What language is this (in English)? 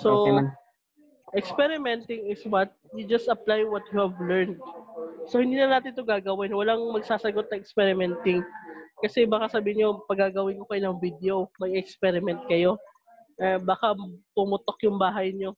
Filipino